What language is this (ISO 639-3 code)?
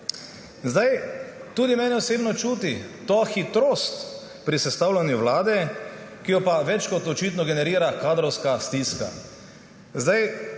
slv